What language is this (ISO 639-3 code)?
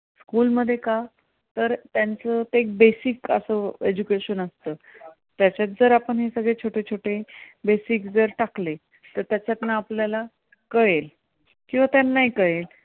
mar